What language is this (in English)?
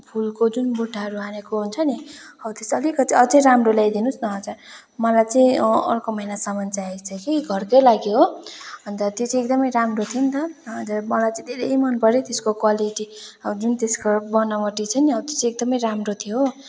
Nepali